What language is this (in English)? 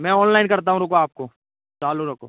Hindi